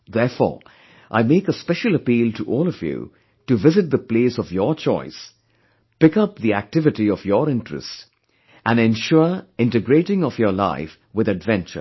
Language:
English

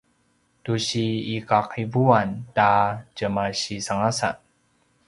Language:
Paiwan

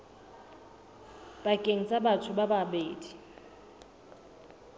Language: Southern Sotho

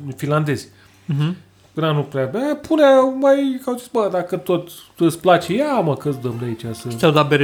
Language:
Romanian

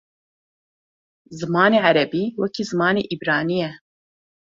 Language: Kurdish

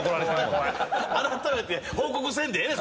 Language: Japanese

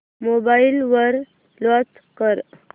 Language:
Marathi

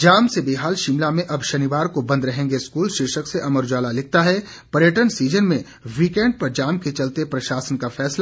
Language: Hindi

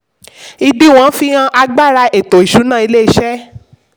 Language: Yoruba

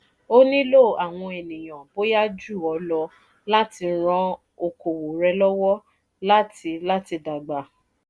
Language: Yoruba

